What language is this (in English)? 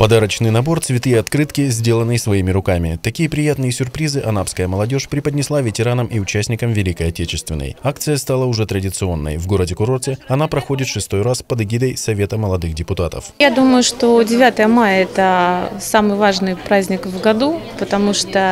Russian